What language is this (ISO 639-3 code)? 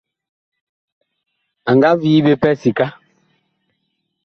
bkh